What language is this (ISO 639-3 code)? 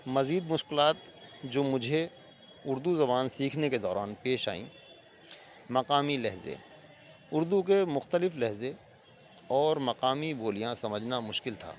urd